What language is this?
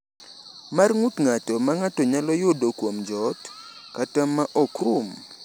Luo (Kenya and Tanzania)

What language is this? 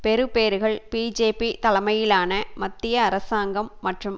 Tamil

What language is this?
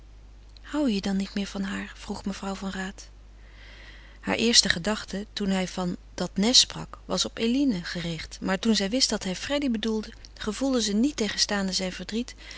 Dutch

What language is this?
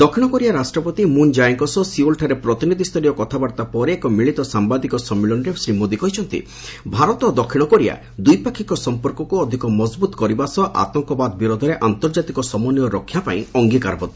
Odia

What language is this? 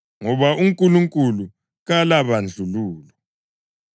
North Ndebele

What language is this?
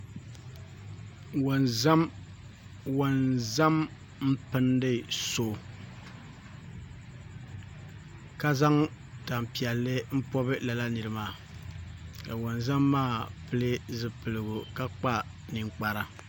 Dagbani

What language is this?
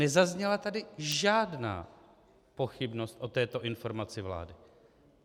Czech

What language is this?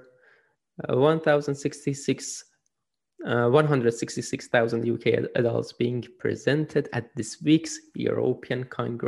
Persian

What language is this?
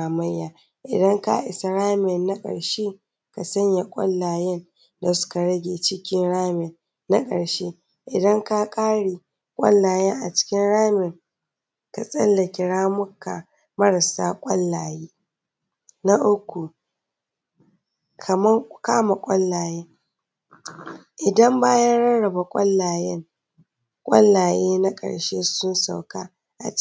Hausa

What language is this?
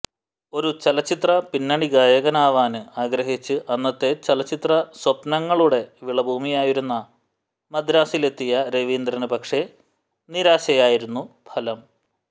Malayalam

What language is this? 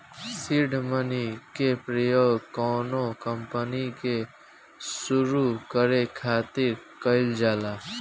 Bhojpuri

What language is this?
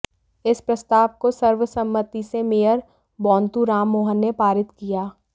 Hindi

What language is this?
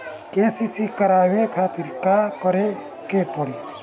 Bhojpuri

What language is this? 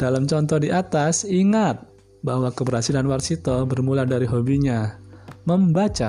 Indonesian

